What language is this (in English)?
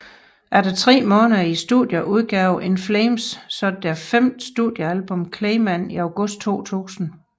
Danish